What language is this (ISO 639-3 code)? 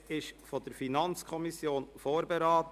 gsw